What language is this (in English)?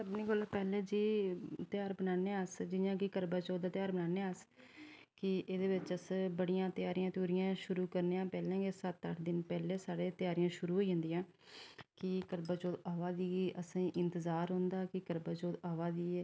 Dogri